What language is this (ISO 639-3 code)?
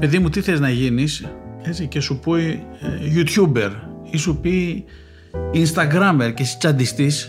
ell